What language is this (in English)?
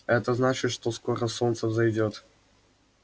Russian